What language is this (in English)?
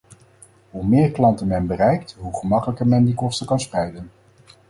Dutch